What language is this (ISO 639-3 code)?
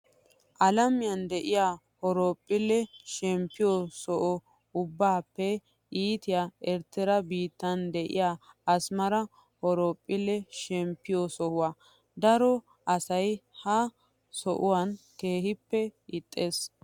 wal